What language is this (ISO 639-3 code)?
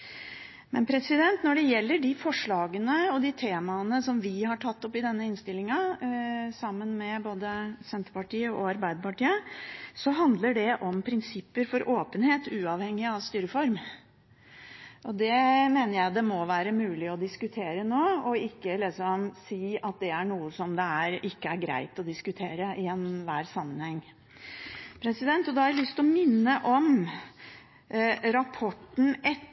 nob